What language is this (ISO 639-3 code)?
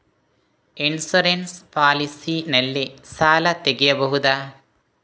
kan